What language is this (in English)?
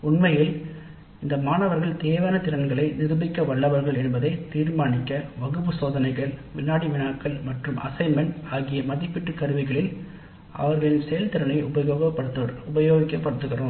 Tamil